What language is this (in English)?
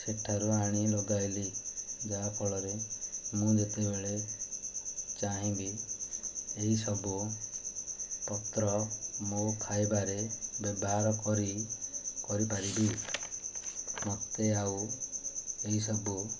Odia